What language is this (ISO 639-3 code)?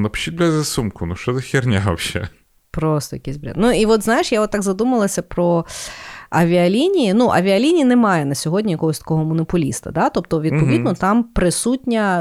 ukr